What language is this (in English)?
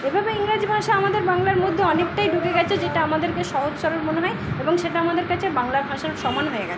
Bangla